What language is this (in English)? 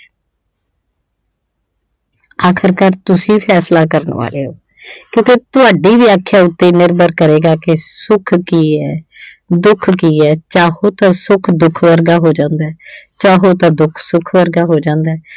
Punjabi